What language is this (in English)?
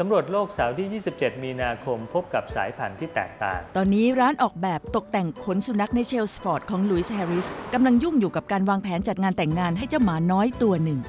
Thai